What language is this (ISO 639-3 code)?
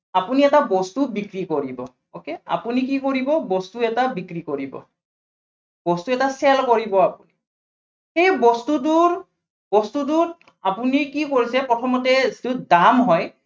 asm